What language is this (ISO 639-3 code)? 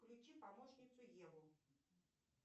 rus